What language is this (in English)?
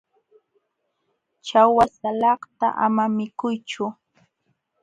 Jauja Wanca Quechua